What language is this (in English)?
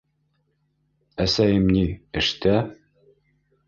Bashkir